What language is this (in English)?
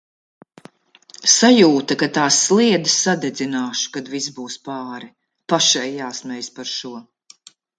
Latvian